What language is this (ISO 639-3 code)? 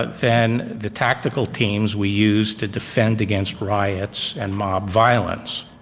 eng